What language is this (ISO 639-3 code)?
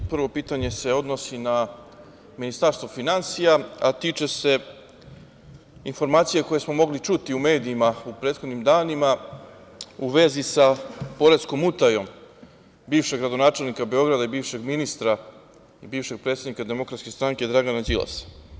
srp